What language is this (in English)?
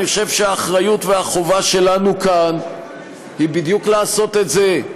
Hebrew